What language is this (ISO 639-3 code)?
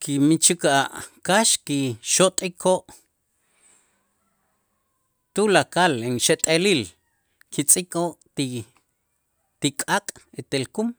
itz